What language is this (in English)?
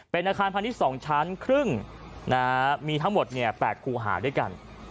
Thai